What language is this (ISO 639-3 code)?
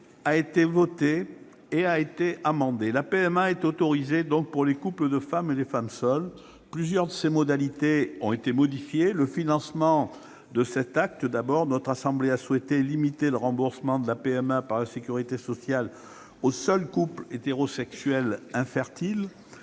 fra